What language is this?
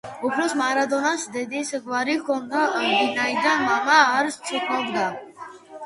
Georgian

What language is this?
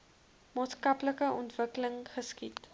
Afrikaans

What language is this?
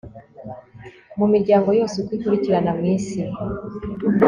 Kinyarwanda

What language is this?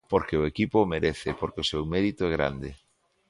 Galician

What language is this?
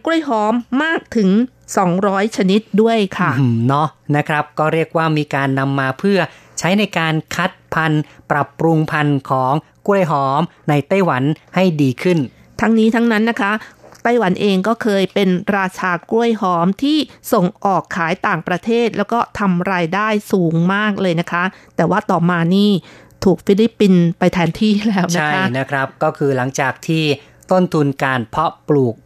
Thai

